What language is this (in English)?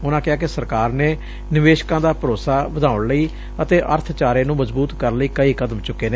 Punjabi